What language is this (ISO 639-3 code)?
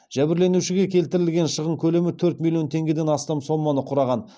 kaz